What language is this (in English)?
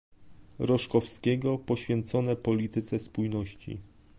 Polish